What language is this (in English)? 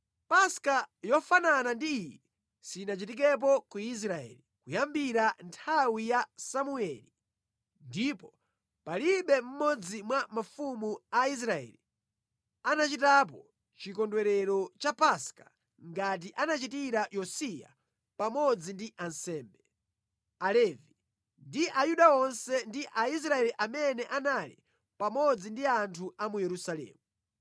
Nyanja